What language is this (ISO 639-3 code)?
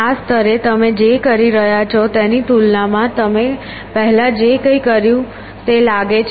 guj